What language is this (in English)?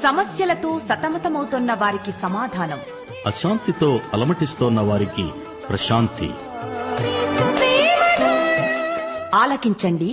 Telugu